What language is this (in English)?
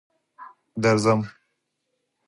Pashto